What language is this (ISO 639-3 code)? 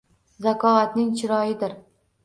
uzb